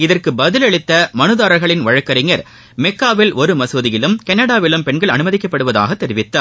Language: Tamil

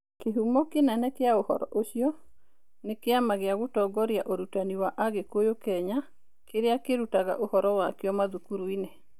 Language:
Kikuyu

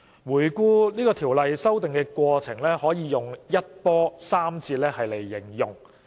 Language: Cantonese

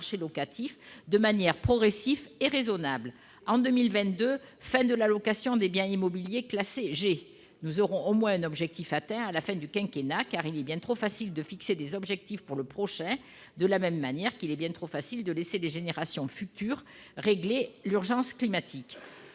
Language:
French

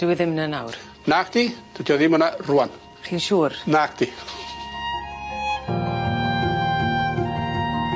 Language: Welsh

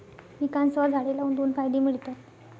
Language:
Marathi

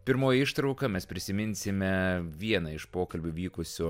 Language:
Lithuanian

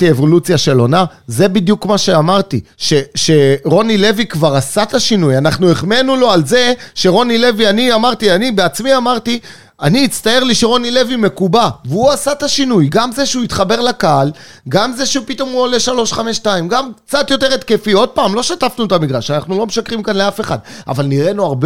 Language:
Hebrew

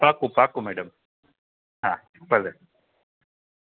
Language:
Gujarati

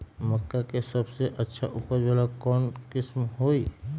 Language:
Magahi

